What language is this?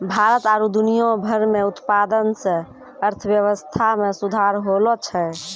Maithili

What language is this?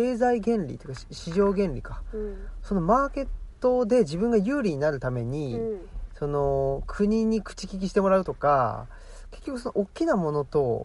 Japanese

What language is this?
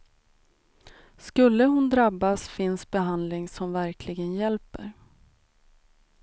Swedish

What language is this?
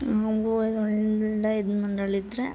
Kannada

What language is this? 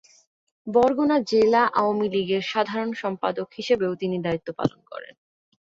Bangla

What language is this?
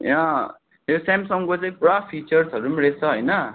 Nepali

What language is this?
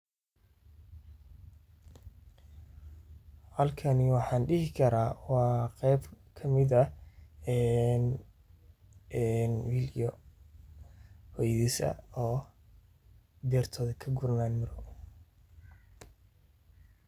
Somali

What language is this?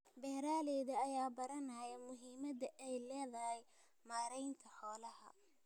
Somali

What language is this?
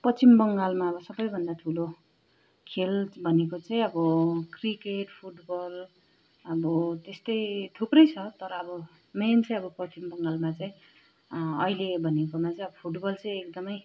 Nepali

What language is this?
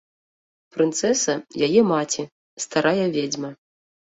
Belarusian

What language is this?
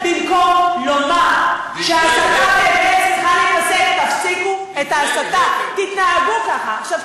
Hebrew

